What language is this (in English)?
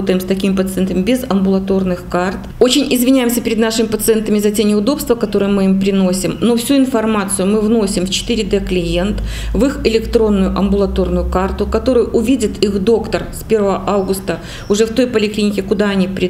Russian